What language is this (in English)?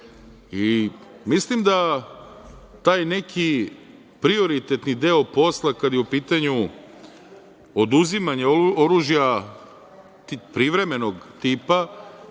Serbian